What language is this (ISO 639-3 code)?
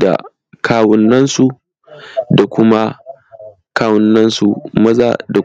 hau